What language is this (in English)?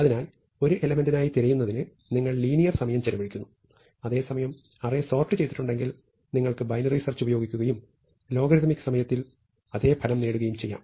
Malayalam